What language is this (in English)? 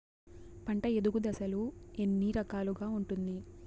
Telugu